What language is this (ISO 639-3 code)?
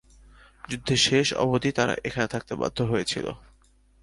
ben